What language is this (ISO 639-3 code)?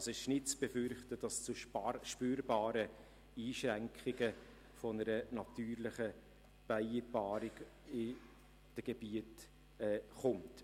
gsw